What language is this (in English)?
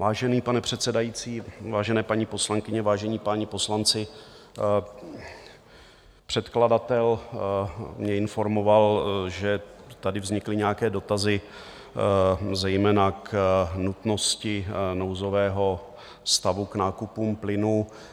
Czech